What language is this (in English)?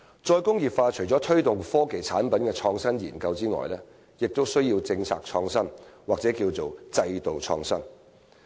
Cantonese